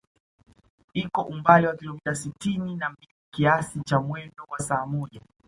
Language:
Swahili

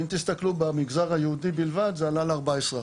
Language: Hebrew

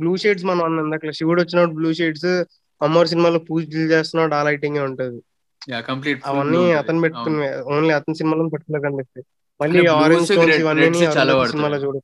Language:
Telugu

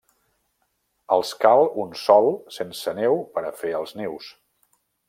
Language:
Catalan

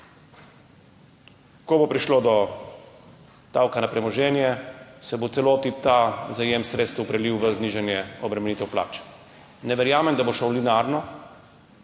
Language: Slovenian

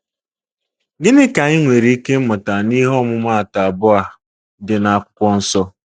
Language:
Igbo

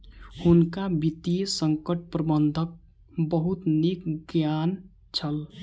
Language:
Maithili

